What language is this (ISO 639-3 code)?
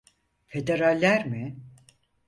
tur